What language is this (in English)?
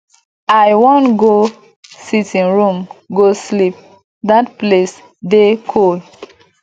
Nigerian Pidgin